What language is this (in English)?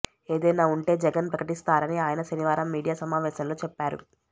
Telugu